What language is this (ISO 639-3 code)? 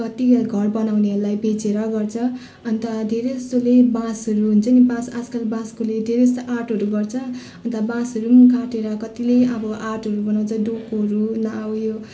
nep